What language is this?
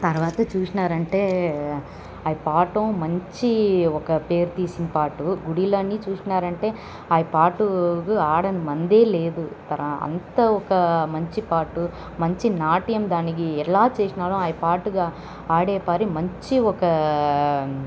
Telugu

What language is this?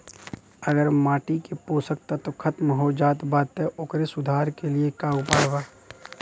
Bhojpuri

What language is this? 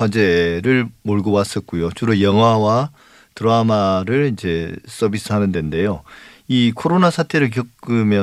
Korean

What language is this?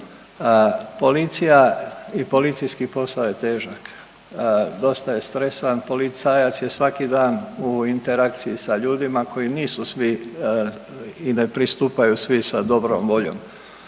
Croatian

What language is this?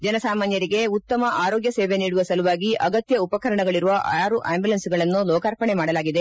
Kannada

